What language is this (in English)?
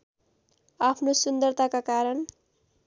Nepali